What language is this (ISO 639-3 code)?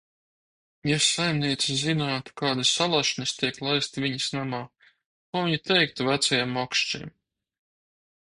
lav